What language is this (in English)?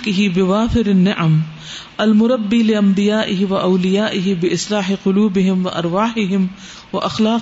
Urdu